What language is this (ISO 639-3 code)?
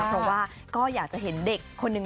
tha